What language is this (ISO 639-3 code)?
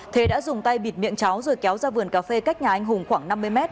vie